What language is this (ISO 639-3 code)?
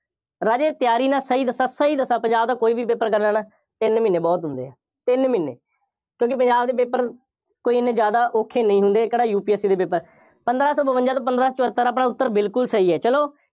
pan